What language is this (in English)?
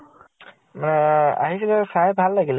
Assamese